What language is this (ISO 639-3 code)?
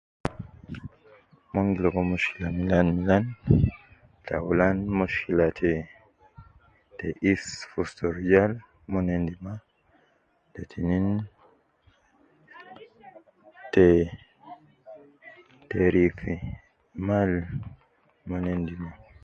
kcn